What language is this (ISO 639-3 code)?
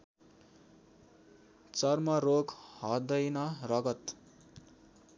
nep